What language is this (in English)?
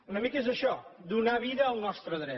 Catalan